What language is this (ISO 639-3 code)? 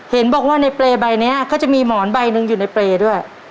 tha